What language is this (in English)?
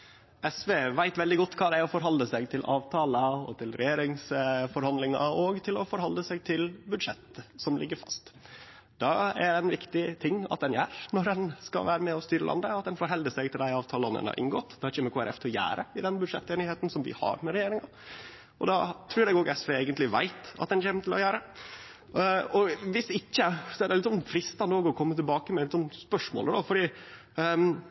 Norwegian Nynorsk